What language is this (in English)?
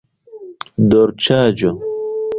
Esperanto